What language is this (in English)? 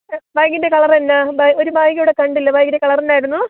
Malayalam